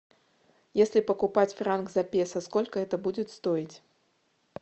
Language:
Russian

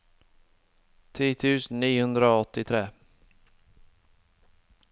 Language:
Norwegian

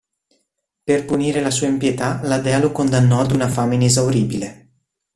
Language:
Italian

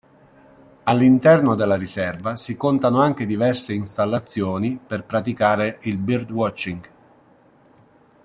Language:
Italian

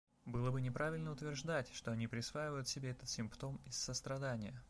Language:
Russian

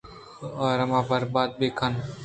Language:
Eastern Balochi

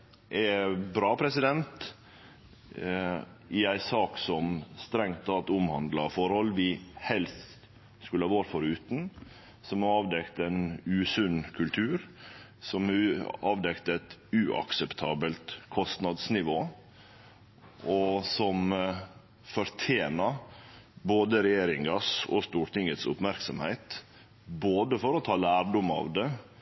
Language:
Norwegian Nynorsk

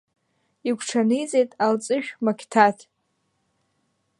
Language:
Abkhazian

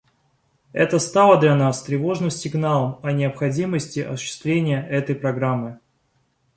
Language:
Russian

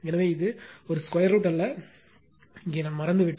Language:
Tamil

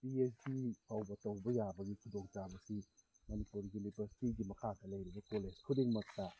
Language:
Manipuri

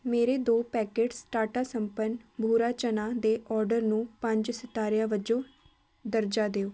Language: Punjabi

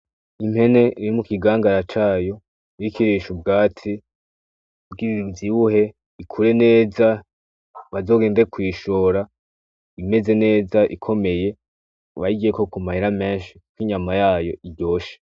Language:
Rundi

